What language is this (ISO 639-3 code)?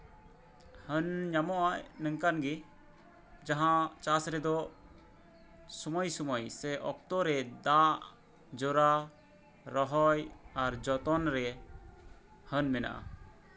sat